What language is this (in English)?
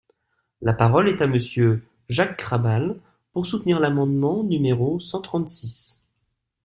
French